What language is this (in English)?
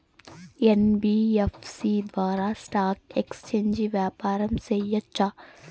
Telugu